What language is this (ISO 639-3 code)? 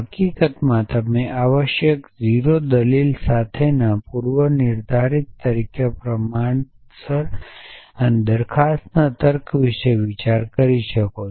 guj